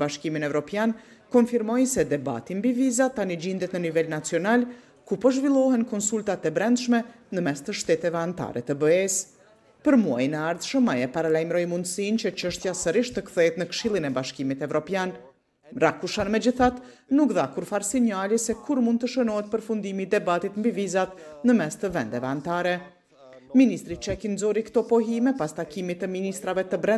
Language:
Romanian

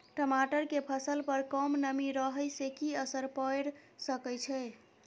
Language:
Maithili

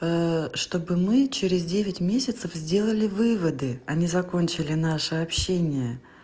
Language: Russian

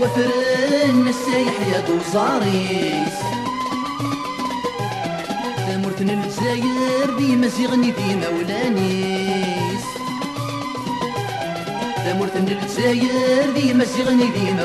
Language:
Arabic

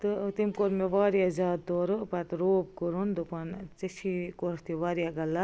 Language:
Kashmiri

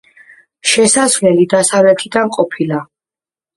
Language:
Georgian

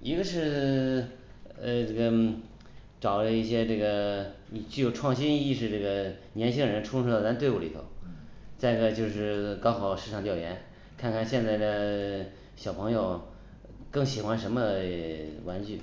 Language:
Chinese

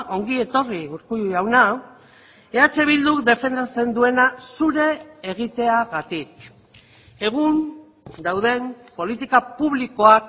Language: Basque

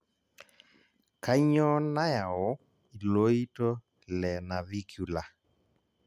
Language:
Masai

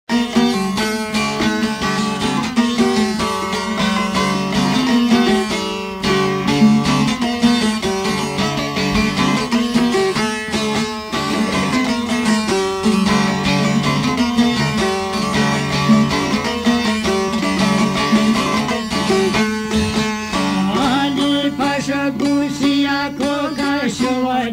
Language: Romanian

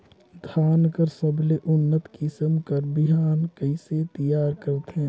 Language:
Chhattisgarhi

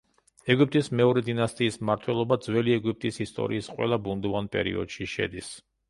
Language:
Georgian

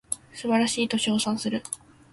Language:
Japanese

